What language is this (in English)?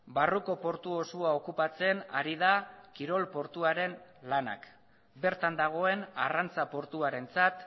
Basque